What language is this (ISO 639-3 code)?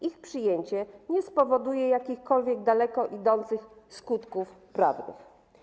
pol